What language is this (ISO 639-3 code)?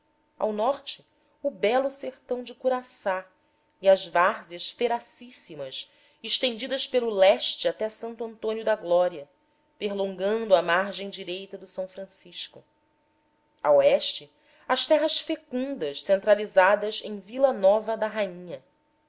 por